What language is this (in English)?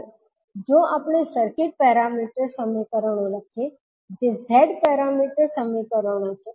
Gujarati